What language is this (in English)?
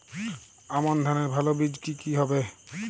Bangla